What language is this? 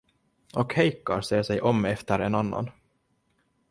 Swedish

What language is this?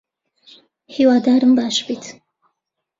Central Kurdish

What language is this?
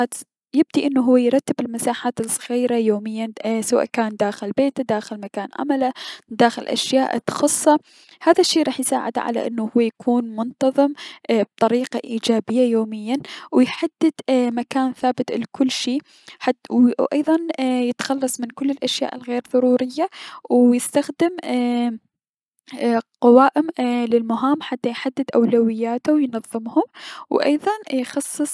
Mesopotamian Arabic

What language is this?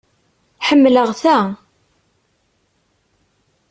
Kabyle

